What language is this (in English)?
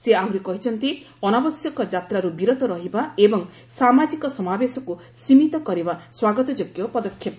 Odia